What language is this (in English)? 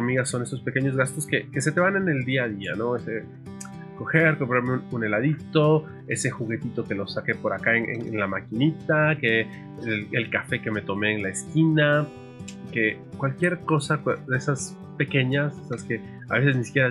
Spanish